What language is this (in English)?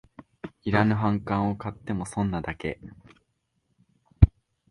Japanese